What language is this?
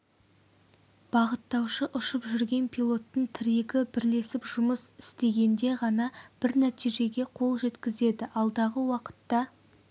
Kazakh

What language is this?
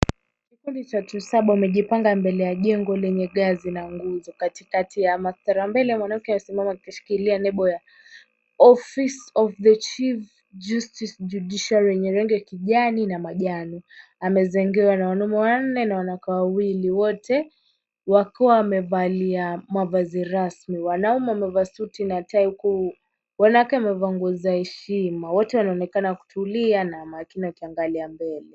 Swahili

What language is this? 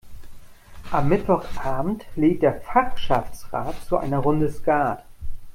German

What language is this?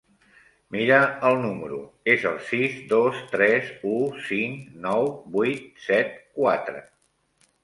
Catalan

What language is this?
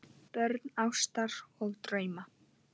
Icelandic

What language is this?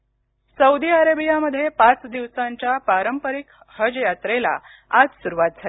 Marathi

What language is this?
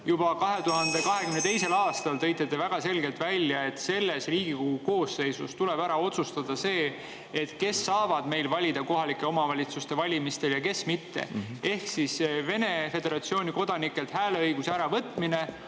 Estonian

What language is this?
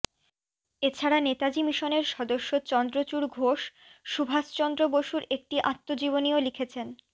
Bangla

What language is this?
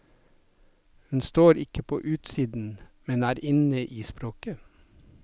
Norwegian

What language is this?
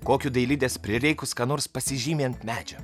Lithuanian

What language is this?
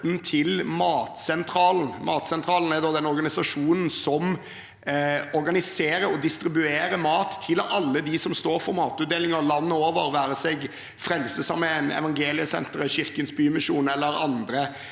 Norwegian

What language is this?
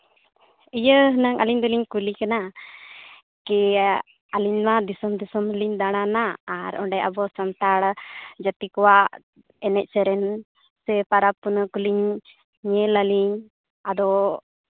Santali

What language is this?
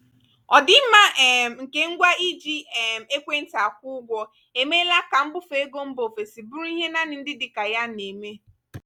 Igbo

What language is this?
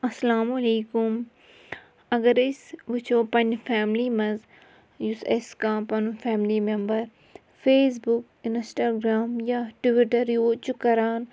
Kashmiri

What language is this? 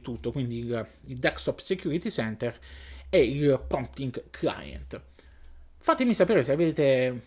Italian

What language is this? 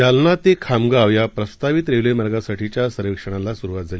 Marathi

